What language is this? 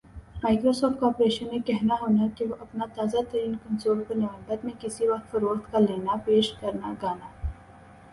Urdu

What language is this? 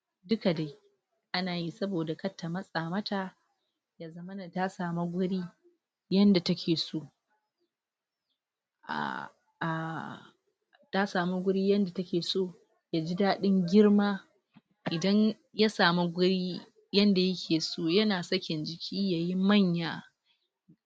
Hausa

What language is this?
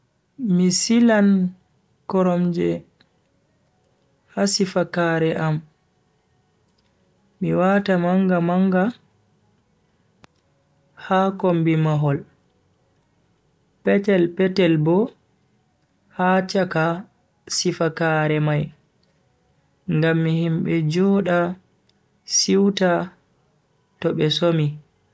Bagirmi Fulfulde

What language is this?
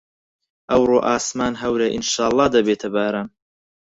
Central Kurdish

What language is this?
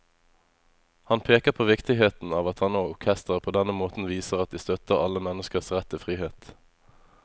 Norwegian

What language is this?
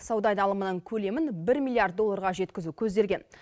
Kazakh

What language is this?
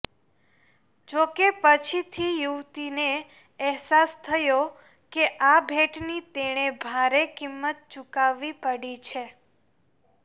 Gujarati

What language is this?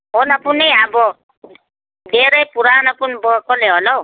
Nepali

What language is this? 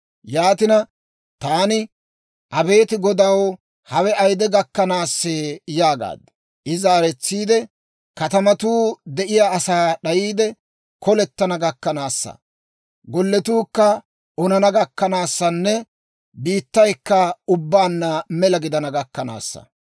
Dawro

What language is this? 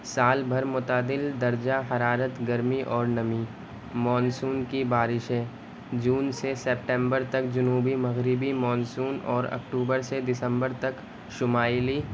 Urdu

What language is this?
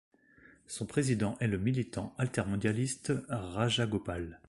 French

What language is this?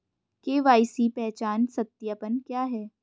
Hindi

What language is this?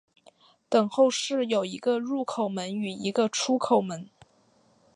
Chinese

